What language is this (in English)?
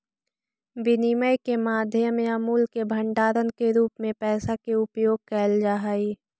Magahi